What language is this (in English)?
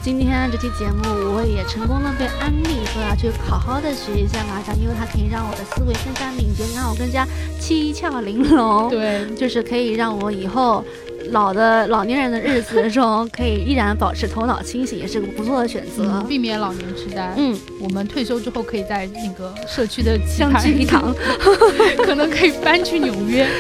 Chinese